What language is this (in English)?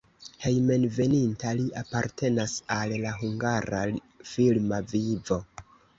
Esperanto